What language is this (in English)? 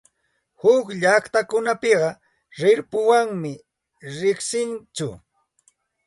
Santa Ana de Tusi Pasco Quechua